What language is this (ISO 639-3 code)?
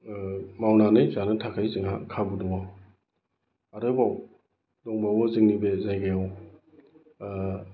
brx